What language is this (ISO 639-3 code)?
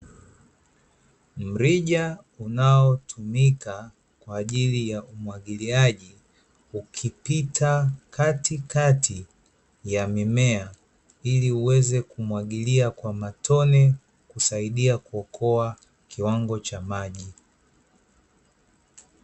swa